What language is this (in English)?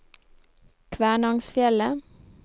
Norwegian